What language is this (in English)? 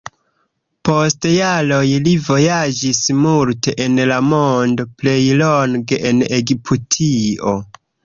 Esperanto